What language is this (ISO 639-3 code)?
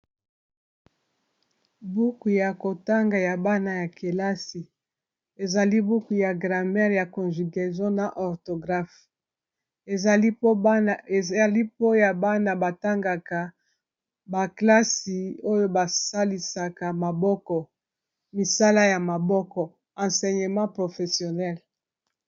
lin